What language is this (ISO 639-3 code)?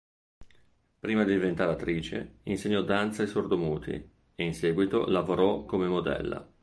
ita